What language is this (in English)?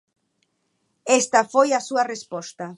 Galician